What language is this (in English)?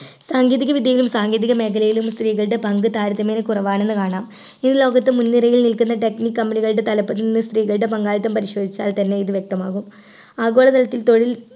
Malayalam